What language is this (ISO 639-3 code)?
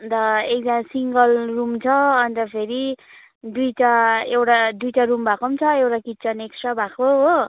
nep